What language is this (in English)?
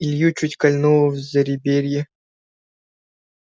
Russian